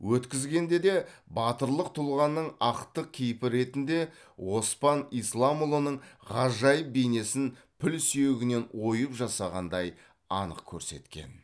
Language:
Kazakh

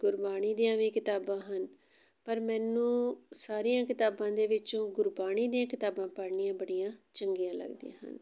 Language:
Punjabi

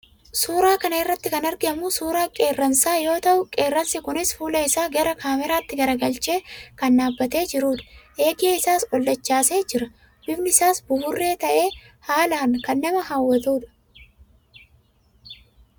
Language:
Oromo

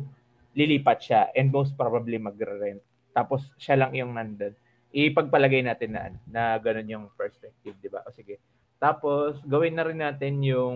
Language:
Filipino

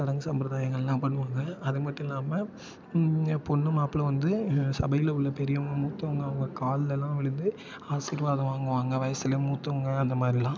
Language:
Tamil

